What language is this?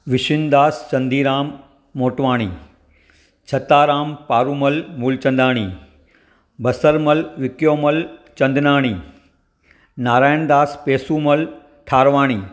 Sindhi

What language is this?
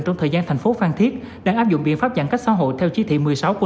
Vietnamese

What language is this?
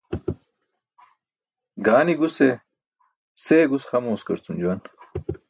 Burushaski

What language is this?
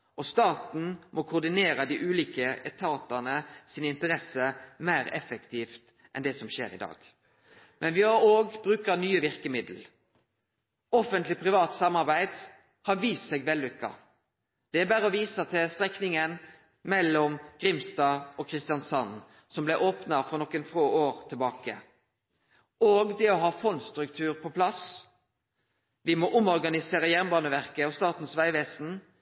Norwegian Nynorsk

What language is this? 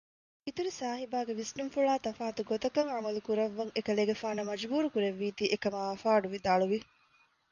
Divehi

